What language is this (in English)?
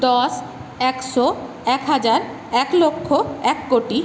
Bangla